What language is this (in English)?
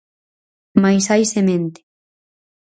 Galician